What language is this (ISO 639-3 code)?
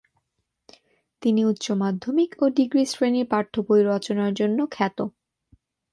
ben